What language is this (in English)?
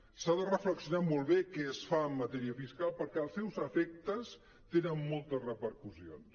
Catalan